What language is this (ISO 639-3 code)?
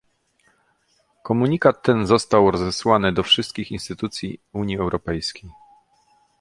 pol